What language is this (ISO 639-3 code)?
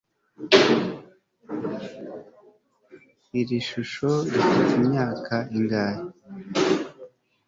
kin